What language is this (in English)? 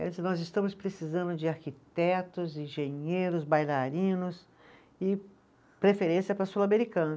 Portuguese